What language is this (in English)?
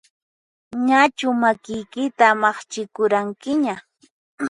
Puno Quechua